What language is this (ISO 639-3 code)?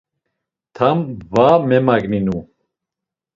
lzz